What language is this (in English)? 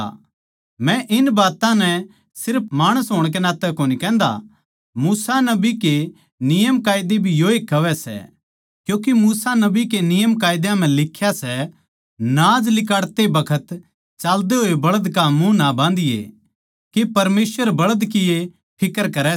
Haryanvi